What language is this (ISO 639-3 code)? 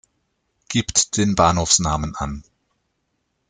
deu